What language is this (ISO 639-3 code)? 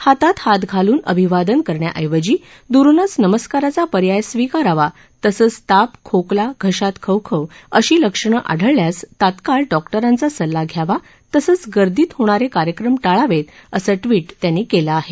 mar